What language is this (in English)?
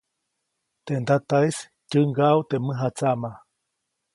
Copainalá Zoque